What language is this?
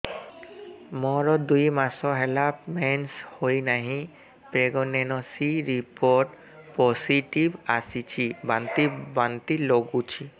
Odia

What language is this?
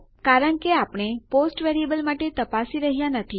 Gujarati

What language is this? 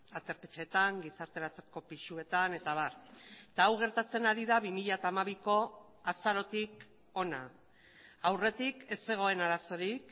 Basque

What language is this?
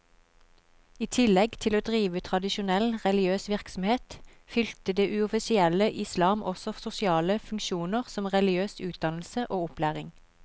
Norwegian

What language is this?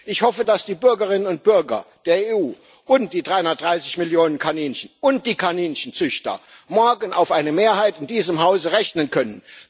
German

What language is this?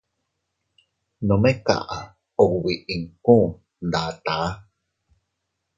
Teutila Cuicatec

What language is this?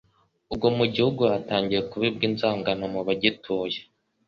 Kinyarwanda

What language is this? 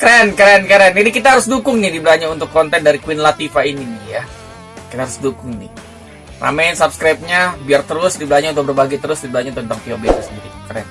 Indonesian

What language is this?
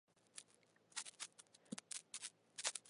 Chinese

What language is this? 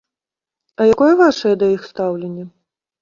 Belarusian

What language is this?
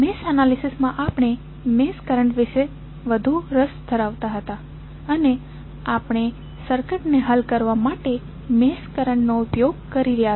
Gujarati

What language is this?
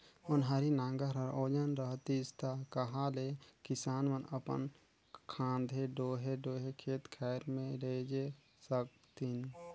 Chhattisgarhi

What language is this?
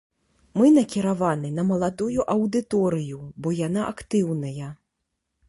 Belarusian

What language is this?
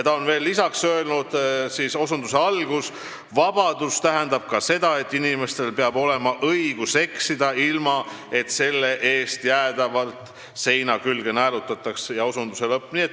Estonian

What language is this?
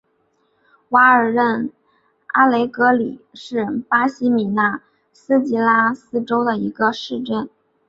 Chinese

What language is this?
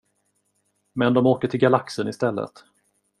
Swedish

